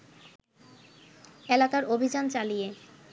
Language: Bangla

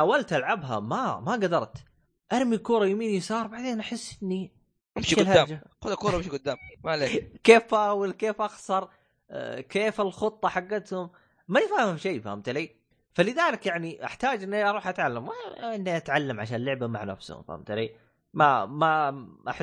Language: Arabic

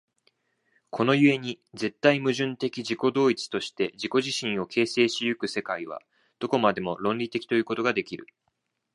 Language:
Japanese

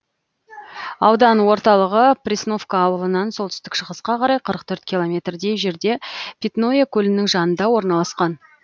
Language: Kazakh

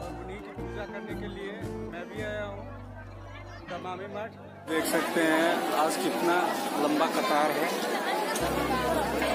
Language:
Hindi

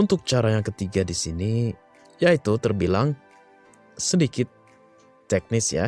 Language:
Indonesian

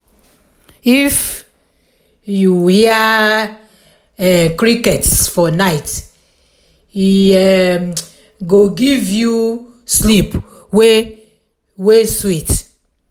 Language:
Nigerian Pidgin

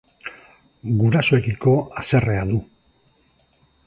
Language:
Basque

